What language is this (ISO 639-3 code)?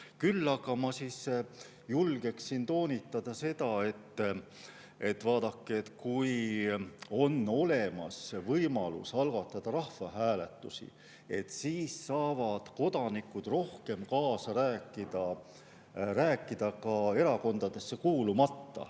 est